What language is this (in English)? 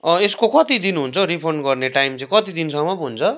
Nepali